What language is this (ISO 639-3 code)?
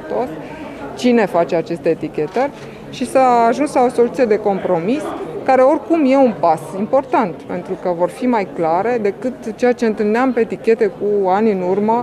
ron